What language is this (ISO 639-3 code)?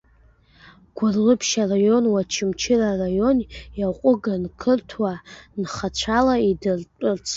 abk